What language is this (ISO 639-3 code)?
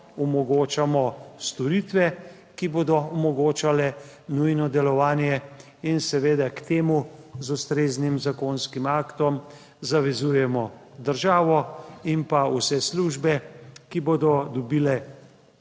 slv